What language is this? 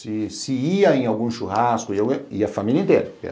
Portuguese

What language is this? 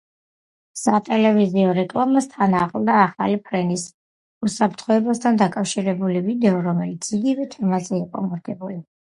Georgian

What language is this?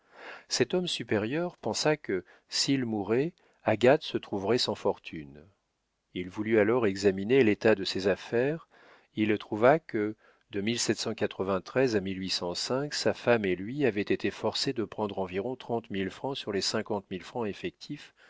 French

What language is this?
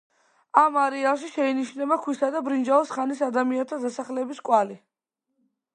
Georgian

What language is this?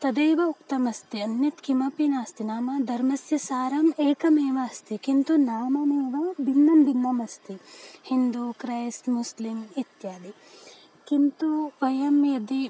Sanskrit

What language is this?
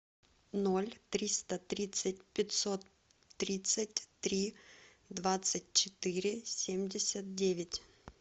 Russian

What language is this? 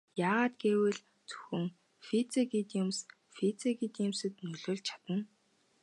Mongolian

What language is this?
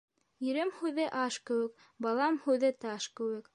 Bashkir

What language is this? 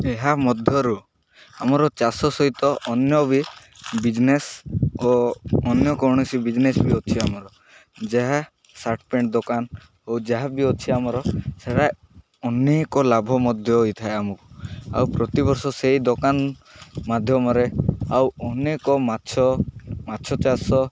Odia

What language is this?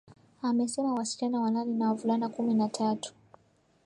Swahili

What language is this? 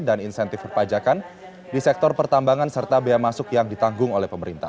Indonesian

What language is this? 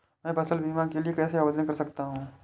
Hindi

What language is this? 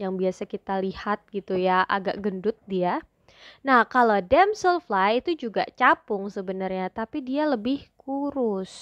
Indonesian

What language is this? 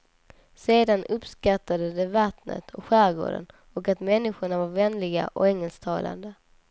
Swedish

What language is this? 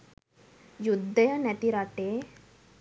Sinhala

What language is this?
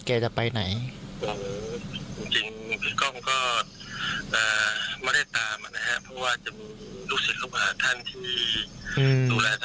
Thai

